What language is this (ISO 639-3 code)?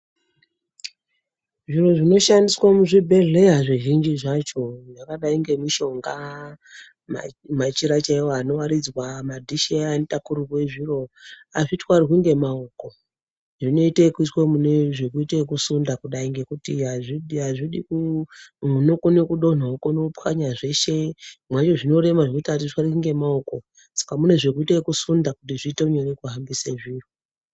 ndc